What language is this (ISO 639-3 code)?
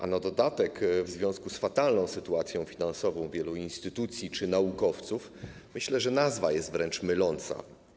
pol